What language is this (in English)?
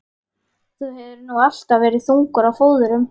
Icelandic